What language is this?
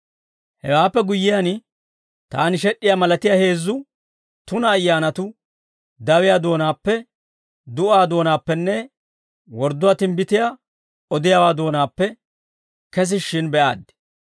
Dawro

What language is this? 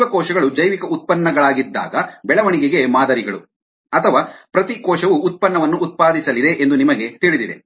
Kannada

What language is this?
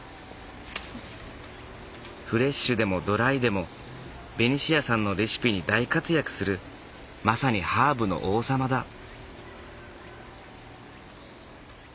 Japanese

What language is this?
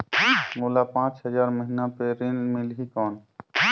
Chhattisgarhi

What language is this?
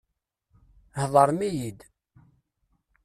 Kabyle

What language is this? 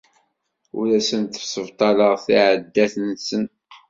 Kabyle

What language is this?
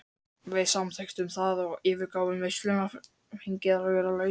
Icelandic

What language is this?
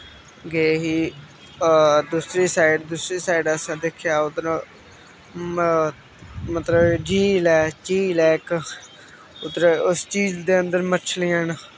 Dogri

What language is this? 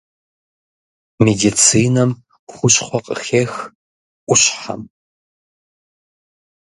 Kabardian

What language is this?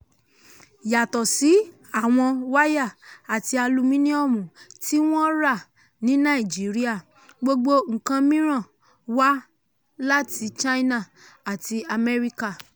Yoruba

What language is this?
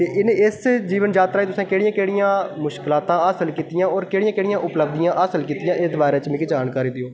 Dogri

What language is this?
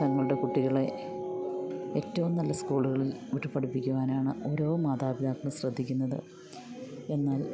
Malayalam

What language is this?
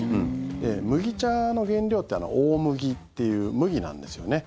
Japanese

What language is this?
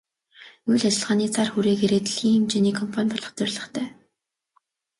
Mongolian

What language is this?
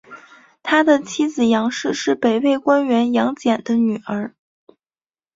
Chinese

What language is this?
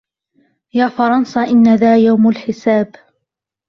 Arabic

